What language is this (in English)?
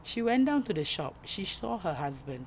English